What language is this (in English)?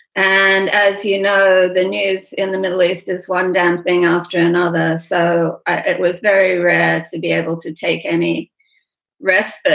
English